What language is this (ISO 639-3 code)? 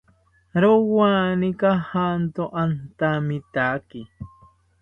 cpy